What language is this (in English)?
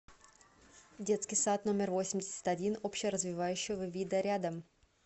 Russian